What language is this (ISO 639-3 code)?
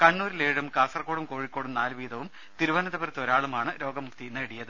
mal